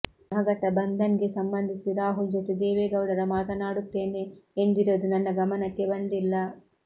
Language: Kannada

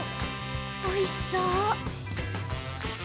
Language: Japanese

